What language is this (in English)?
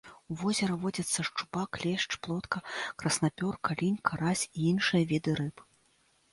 Belarusian